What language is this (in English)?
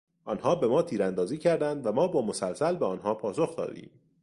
Persian